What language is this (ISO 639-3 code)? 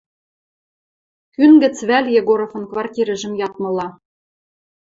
mrj